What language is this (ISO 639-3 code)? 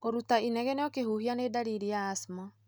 kik